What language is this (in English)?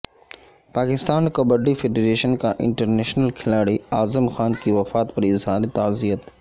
Urdu